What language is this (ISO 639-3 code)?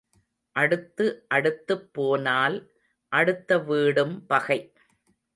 tam